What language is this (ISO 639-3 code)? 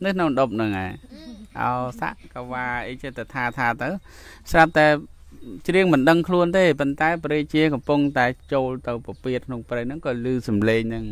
tha